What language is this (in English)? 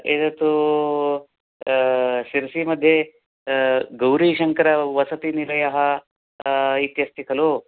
Sanskrit